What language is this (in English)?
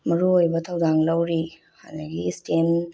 Manipuri